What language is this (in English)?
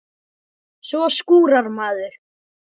Icelandic